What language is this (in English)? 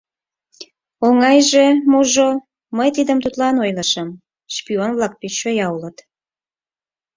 Mari